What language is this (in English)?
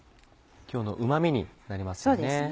Japanese